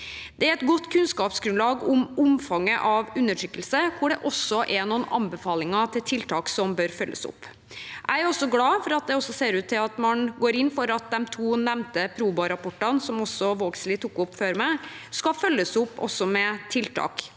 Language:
Norwegian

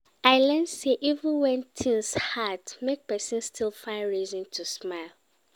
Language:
Nigerian Pidgin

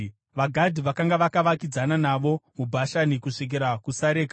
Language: Shona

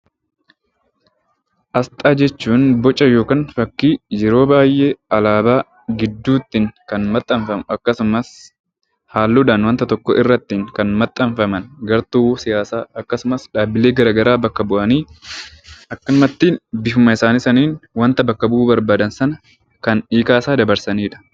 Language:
Oromo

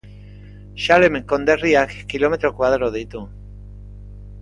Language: Basque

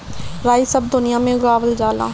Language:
Bhojpuri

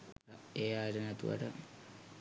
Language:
Sinhala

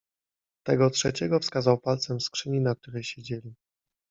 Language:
Polish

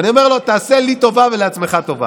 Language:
Hebrew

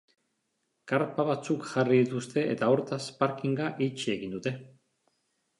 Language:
Basque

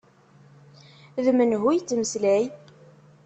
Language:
Kabyle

